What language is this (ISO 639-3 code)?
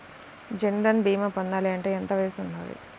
tel